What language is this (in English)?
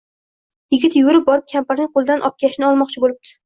Uzbek